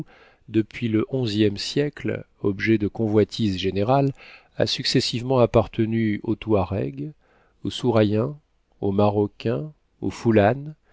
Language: French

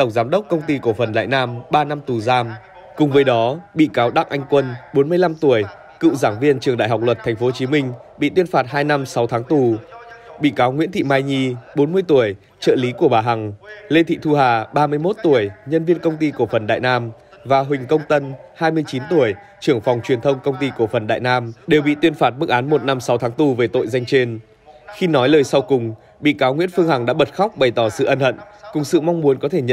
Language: Vietnamese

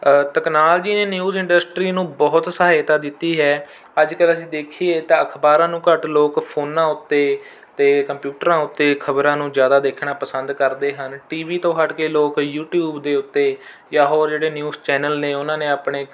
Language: Punjabi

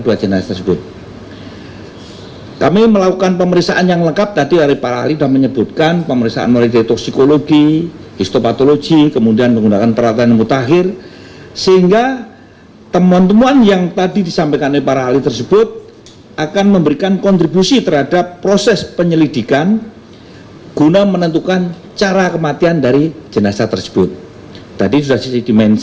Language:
Indonesian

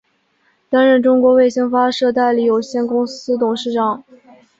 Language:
Chinese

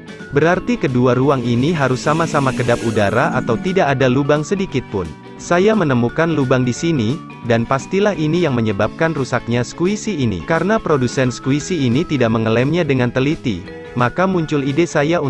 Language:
Indonesian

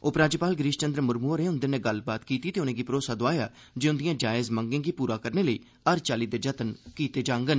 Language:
Dogri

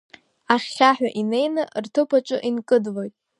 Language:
Abkhazian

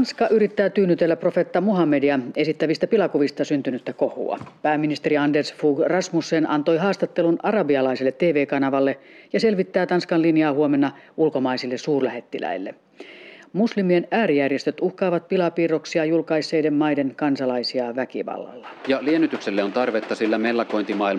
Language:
Finnish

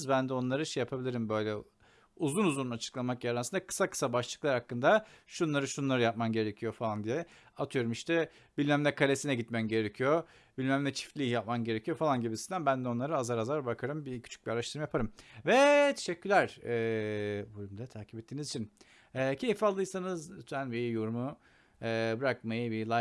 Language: Turkish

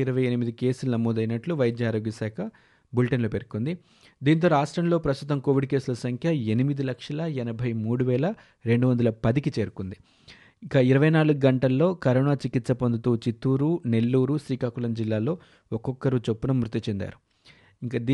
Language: Telugu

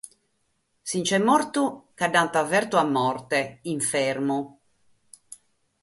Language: Sardinian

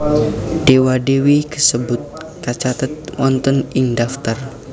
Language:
Javanese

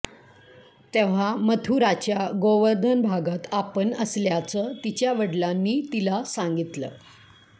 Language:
Marathi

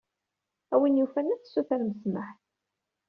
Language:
Kabyle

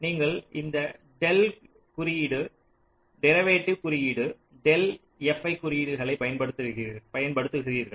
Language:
Tamil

